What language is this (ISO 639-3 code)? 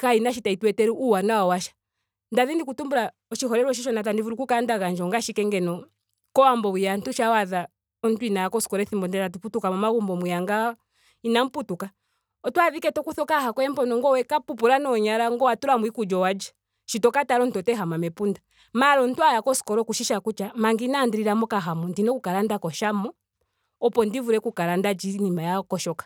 ndo